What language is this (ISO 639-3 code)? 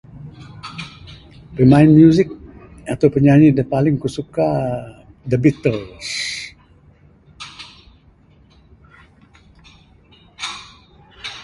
sdo